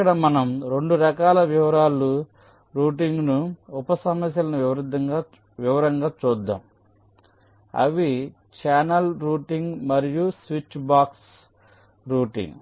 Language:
Telugu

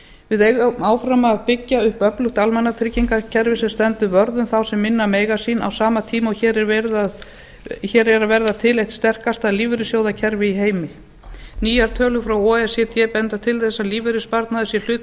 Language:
Icelandic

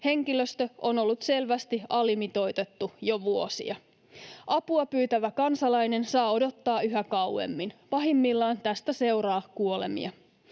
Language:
Finnish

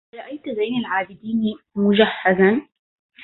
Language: Arabic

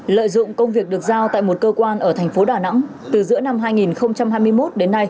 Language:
Vietnamese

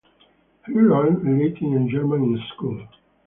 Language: English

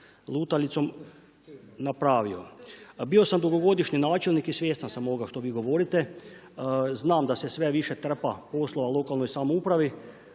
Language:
Croatian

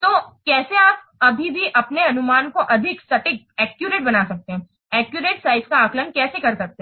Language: Hindi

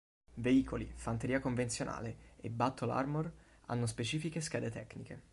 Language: Italian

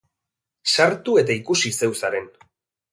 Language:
Basque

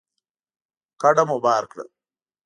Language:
Pashto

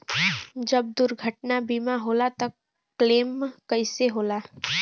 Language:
Bhojpuri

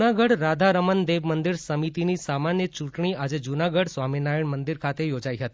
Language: Gujarati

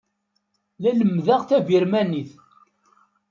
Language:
Kabyle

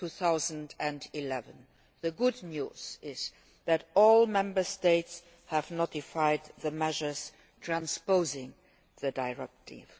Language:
English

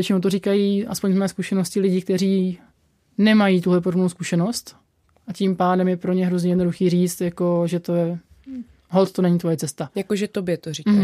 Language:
Czech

